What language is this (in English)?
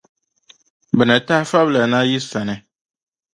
Dagbani